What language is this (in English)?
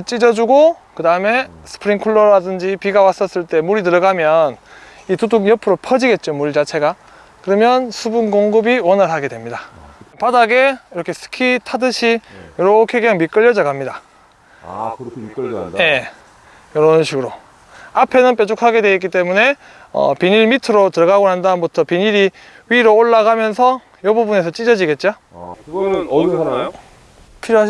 Korean